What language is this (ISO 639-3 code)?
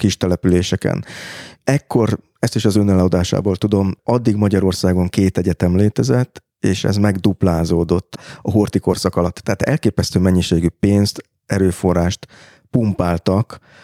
hun